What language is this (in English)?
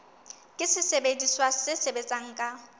Southern Sotho